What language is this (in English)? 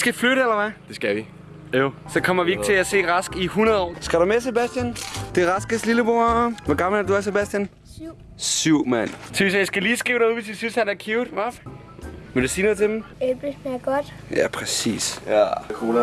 Danish